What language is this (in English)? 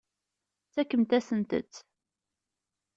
Kabyle